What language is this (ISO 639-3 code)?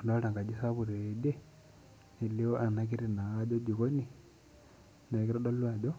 mas